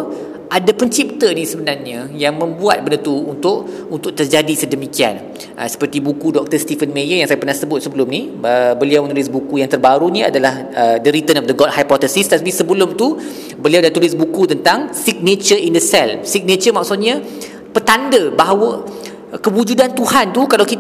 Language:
Malay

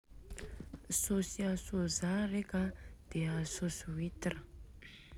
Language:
Southern Betsimisaraka Malagasy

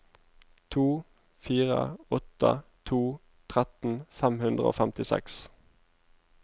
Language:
Norwegian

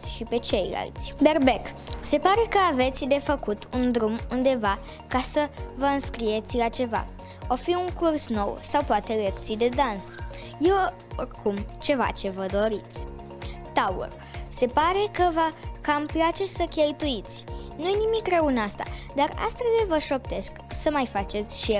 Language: Romanian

